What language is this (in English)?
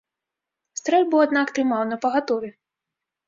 Belarusian